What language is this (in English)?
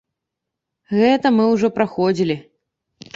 Belarusian